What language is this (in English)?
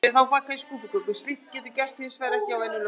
Icelandic